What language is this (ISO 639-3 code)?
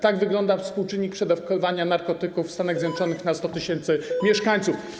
pol